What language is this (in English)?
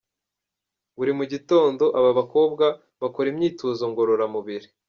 Kinyarwanda